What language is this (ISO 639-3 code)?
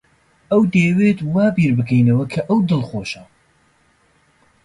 ckb